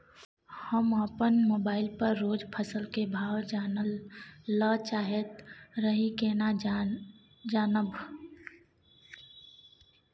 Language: Maithili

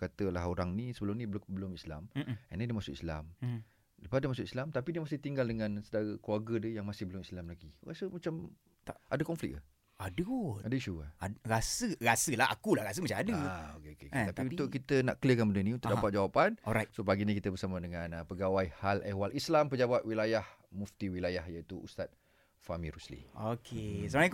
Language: Malay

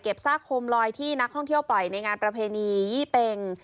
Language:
Thai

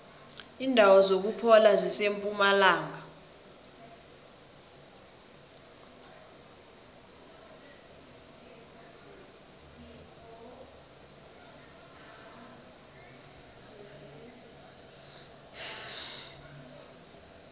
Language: South Ndebele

